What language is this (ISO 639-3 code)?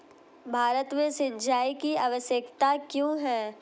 hin